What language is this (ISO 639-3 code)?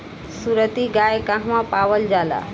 bho